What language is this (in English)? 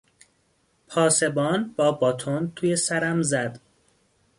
Persian